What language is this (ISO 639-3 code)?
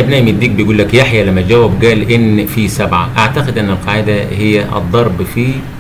ara